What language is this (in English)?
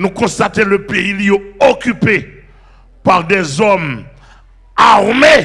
French